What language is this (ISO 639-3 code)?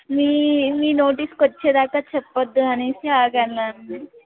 tel